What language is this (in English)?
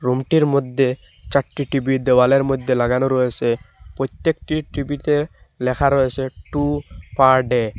Bangla